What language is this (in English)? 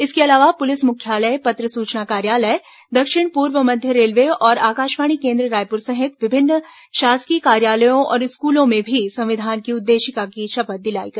Hindi